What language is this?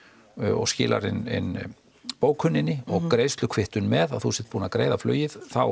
Icelandic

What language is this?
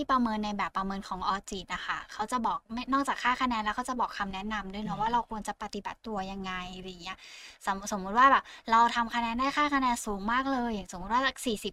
Thai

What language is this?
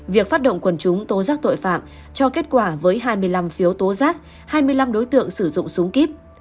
Vietnamese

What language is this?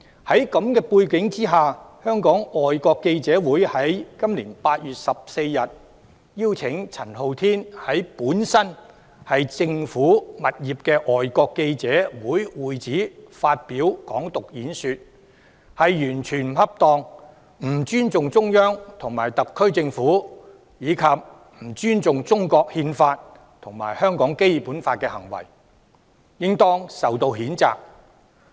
Cantonese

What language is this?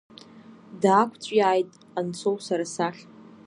Abkhazian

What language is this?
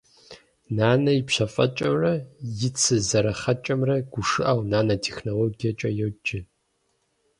Kabardian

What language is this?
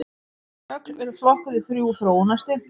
Icelandic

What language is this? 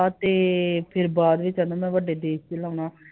Punjabi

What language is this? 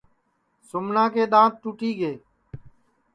Sansi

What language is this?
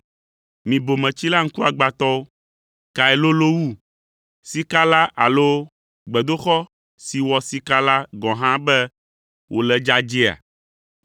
Ewe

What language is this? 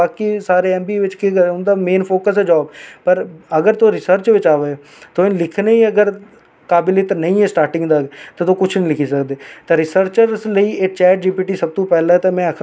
Dogri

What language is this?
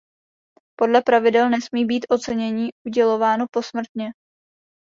Czech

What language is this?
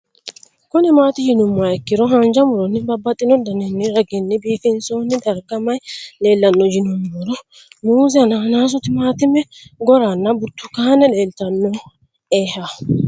Sidamo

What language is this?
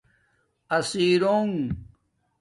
Domaaki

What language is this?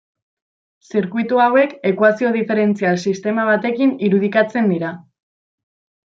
Basque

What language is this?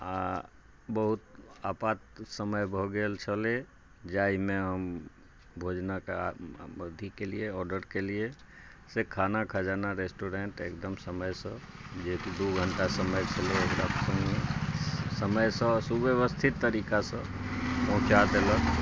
Maithili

